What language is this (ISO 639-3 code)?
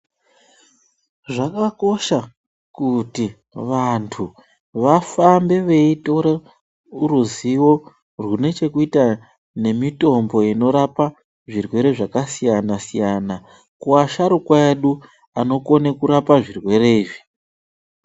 ndc